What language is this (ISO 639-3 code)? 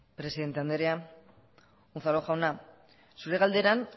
eus